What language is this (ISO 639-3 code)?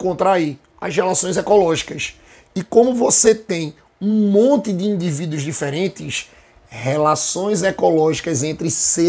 por